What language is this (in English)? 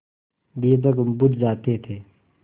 Hindi